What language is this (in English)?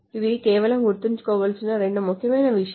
Telugu